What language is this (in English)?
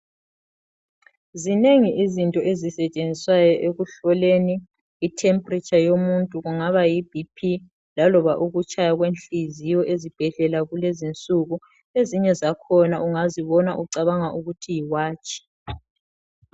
North Ndebele